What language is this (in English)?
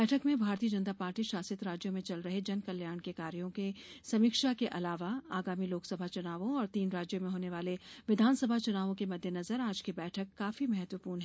Hindi